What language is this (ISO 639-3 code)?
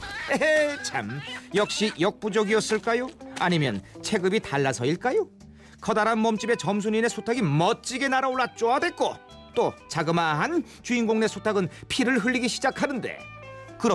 kor